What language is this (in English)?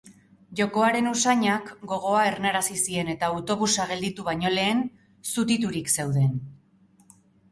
Basque